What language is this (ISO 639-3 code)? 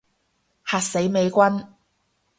yue